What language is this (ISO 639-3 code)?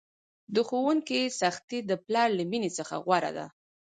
pus